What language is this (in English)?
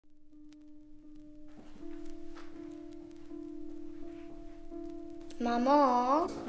Polish